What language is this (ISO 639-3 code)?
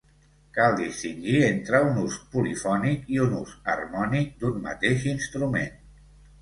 cat